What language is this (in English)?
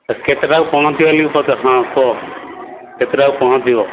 Odia